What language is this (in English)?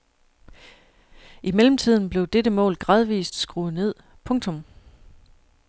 Danish